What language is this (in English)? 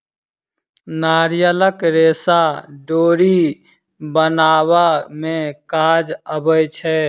Maithili